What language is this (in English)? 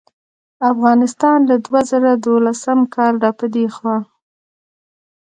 Pashto